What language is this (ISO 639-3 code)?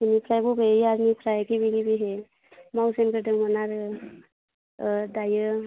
brx